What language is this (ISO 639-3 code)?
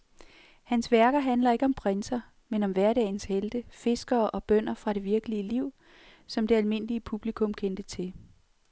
dan